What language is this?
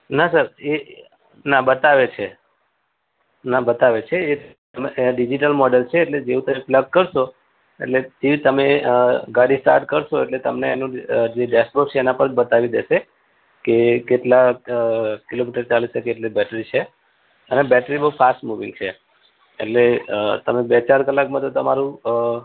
Gujarati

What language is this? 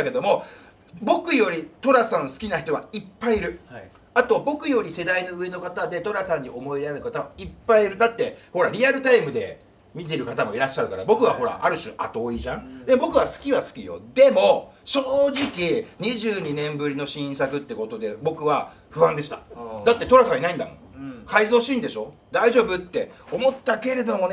Japanese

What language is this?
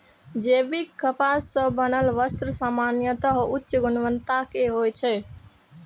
Maithili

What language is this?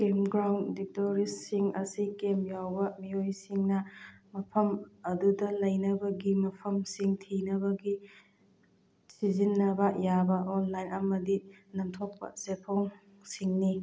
Manipuri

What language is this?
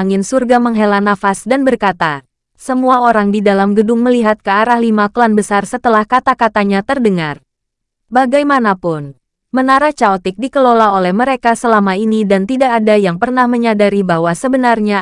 Indonesian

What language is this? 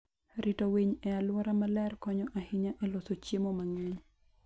Luo (Kenya and Tanzania)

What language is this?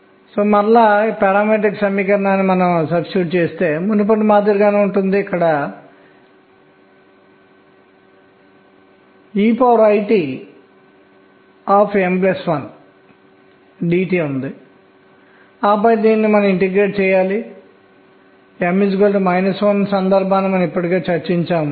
Telugu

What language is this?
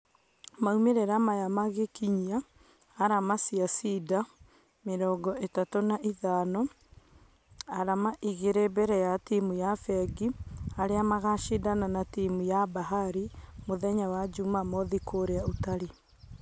Kikuyu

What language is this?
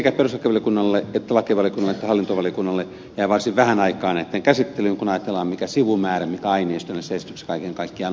Finnish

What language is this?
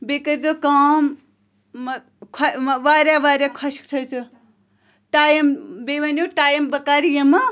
Kashmiri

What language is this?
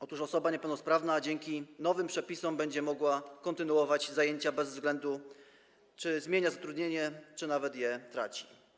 Polish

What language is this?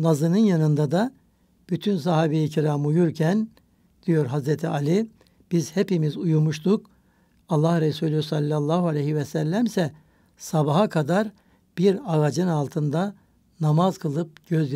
Turkish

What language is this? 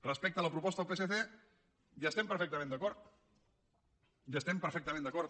Catalan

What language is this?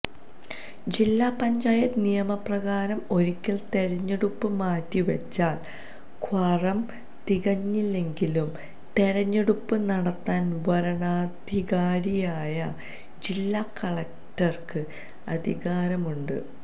Malayalam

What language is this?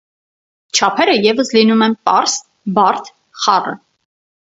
Armenian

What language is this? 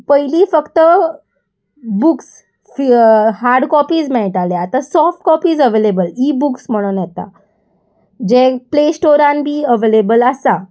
Konkani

